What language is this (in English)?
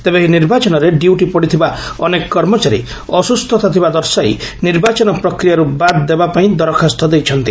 Odia